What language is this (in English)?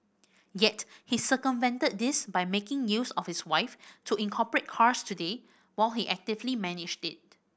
English